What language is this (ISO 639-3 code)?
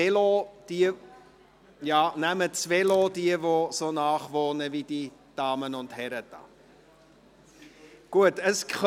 gsw